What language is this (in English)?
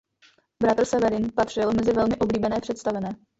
Czech